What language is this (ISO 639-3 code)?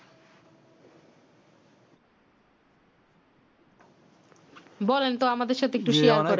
ben